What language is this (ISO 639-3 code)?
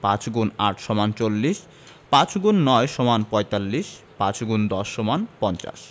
ben